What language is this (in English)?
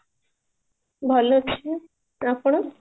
Odia